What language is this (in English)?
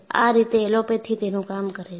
Gujarati